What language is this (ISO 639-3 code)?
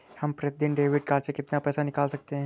hin